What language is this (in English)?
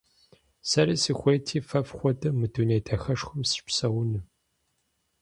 Kabardian